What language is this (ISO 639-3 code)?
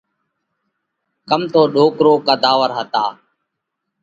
kvx